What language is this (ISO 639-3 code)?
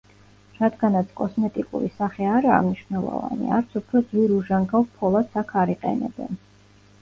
kat